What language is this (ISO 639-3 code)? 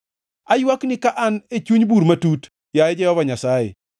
luo